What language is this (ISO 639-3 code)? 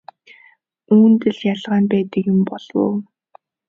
mon